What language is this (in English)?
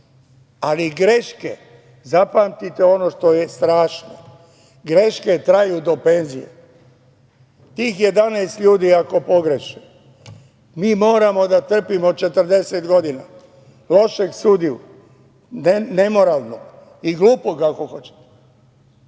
Serbian